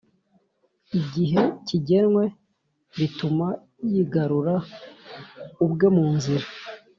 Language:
Kinyarwanda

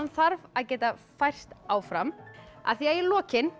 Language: Icelandic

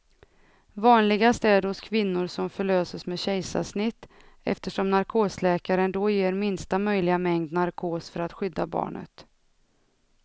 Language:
Swedish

